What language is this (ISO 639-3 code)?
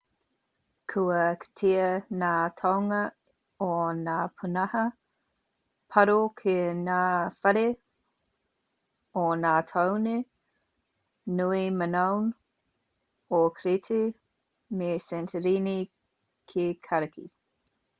mri